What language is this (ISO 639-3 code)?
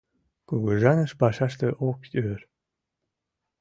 chm